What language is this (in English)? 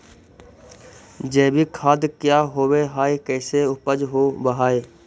Magahi